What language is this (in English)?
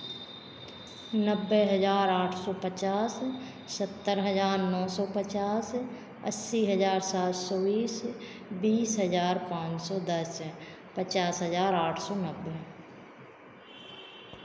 Hindi